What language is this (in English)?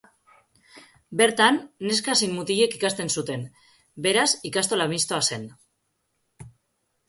Basque